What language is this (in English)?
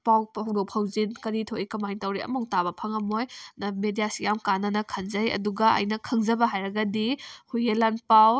Manipuri